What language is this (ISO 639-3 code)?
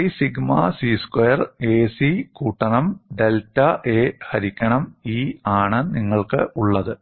mal